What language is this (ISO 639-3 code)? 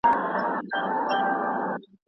pus